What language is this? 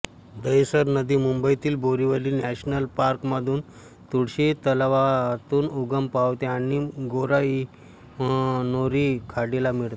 Marathi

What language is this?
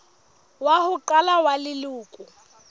Southern Sotho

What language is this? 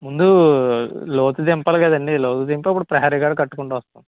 Telugu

